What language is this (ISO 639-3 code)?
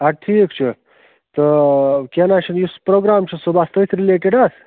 kas